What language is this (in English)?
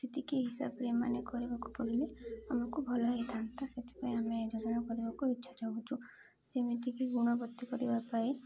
Odia